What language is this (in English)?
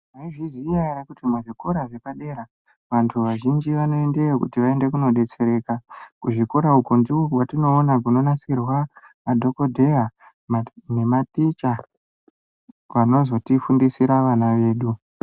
Ndau